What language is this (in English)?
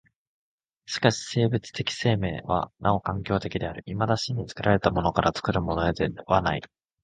Japanese